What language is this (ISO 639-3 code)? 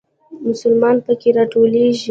pus